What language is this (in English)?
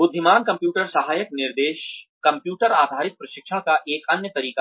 Hindi